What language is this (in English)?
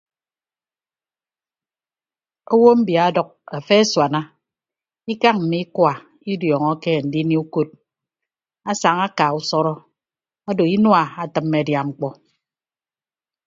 Ibibio